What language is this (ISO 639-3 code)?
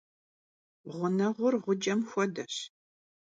kbd